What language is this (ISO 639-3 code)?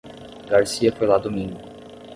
por